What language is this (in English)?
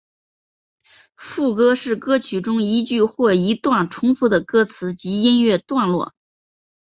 Chinese